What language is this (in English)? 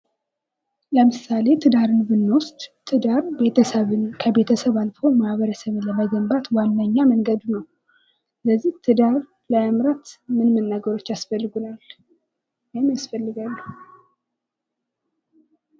Amharic